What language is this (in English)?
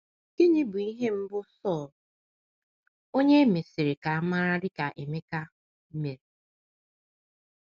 Igbo